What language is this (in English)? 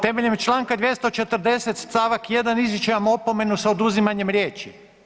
Croatian